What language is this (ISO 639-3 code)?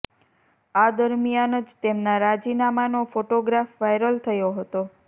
guj